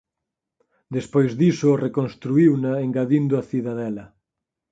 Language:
Galician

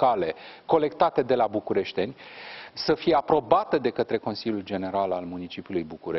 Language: Romanian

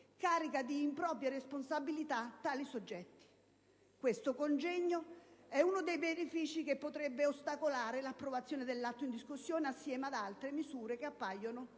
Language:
Italian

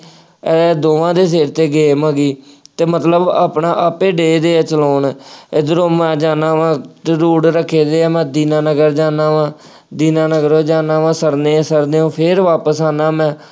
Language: Punjabi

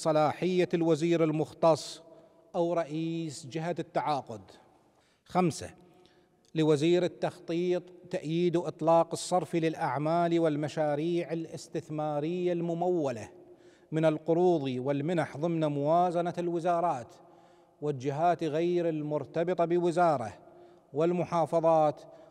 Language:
Arabic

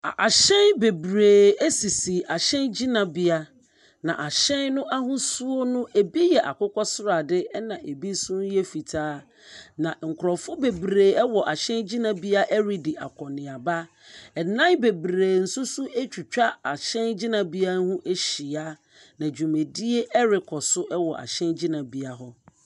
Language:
Akan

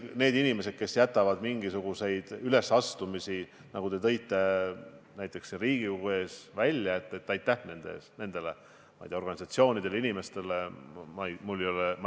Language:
Estonian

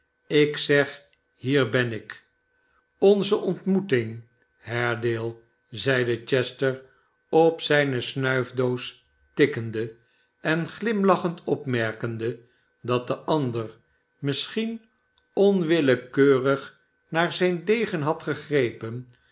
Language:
Dutch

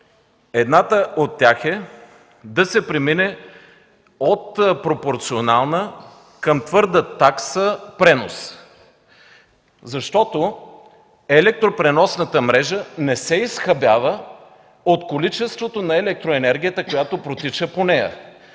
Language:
Bulgarian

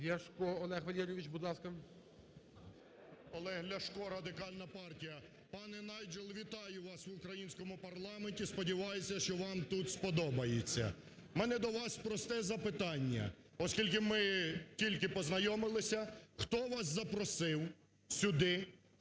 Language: Ukrainian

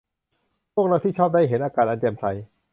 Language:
Thai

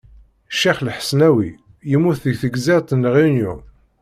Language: Kabyle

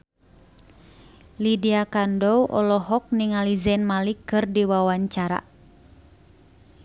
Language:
Sundanese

